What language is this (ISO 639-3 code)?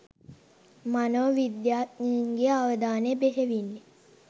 sin